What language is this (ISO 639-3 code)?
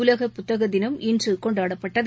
tam